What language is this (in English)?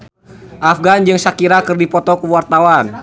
Sundanese